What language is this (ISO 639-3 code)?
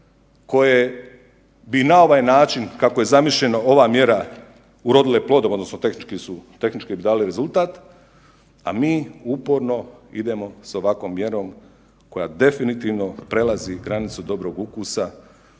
hrv